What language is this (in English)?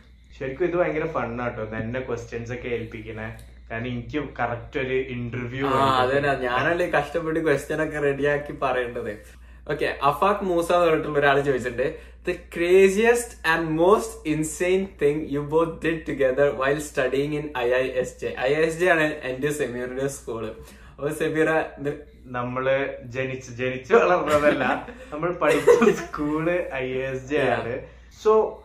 Malayalam